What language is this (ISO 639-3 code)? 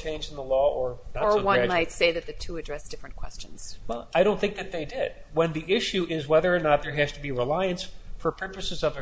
eng